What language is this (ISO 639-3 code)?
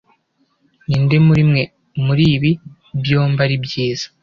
kin